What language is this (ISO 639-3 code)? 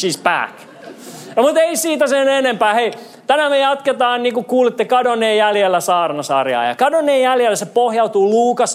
fin